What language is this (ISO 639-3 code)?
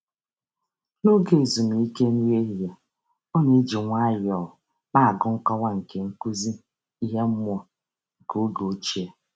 ibo